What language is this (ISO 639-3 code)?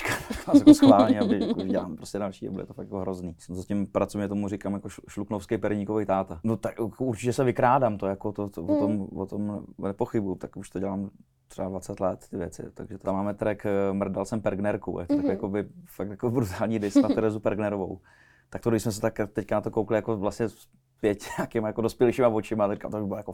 ces